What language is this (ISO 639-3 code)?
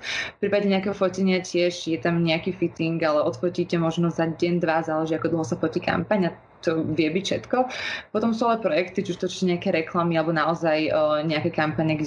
slk